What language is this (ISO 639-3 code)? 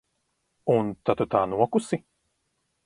lav